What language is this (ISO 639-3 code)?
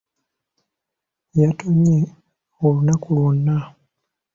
lug